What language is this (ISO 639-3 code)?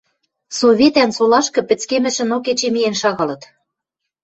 mrj